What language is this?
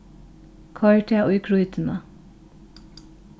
Faroese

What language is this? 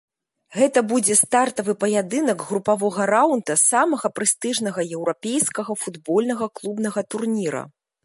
Belarusian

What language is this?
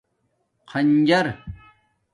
Domaaki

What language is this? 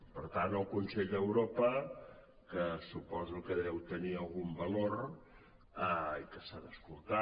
Catalan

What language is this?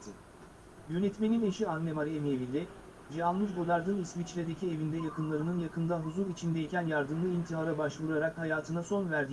Turkish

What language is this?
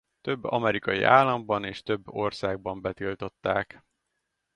Hungarian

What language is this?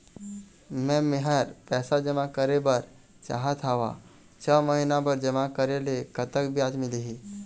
Chhattisgarhi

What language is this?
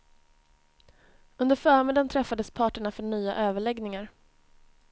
Swedish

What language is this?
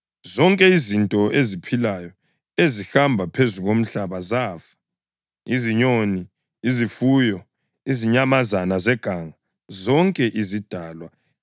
North Ndebele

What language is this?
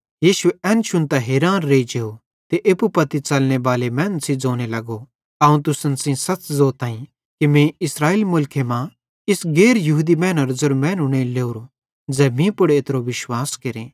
Bhadrawahi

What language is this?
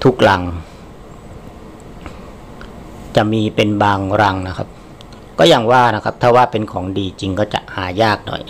Thai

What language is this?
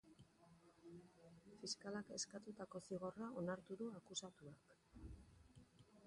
Basque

